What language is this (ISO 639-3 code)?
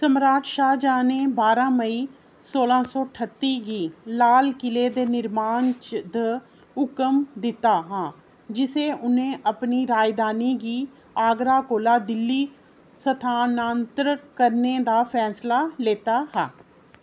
doi